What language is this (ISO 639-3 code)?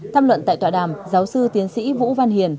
vie